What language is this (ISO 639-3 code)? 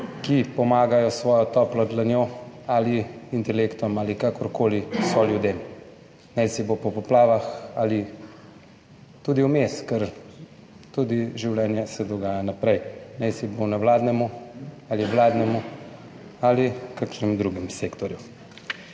slv